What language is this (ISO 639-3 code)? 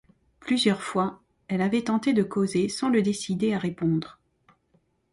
fra